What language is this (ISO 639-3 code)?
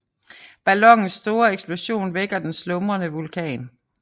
dan